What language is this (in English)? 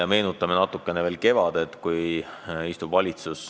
Estonian